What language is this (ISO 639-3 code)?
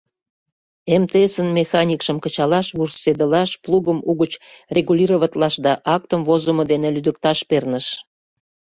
chm